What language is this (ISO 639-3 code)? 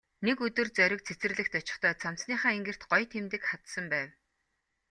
mon